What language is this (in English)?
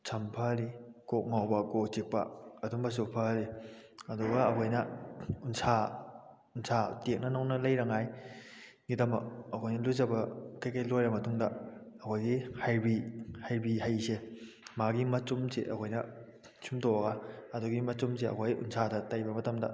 Manipuri